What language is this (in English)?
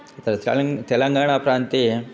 Sanskrit